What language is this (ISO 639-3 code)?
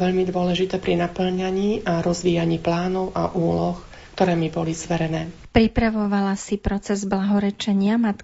slk